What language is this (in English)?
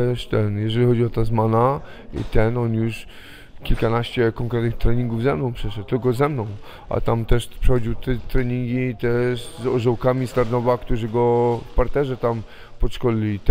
Polish